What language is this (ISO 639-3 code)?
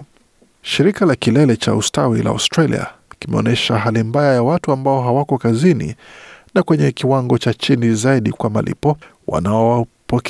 swa